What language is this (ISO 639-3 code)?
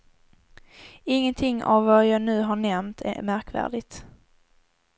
swe